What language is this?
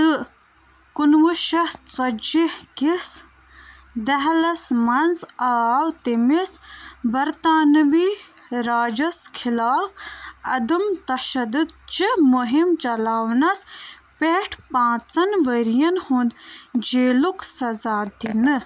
Kashmiri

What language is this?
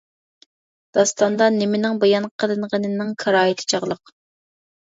Uyghur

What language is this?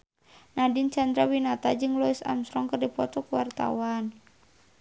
Sundanese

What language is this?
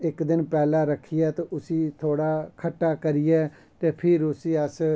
Dogri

